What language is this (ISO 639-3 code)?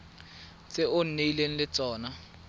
tsn